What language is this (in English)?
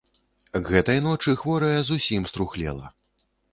Belarusian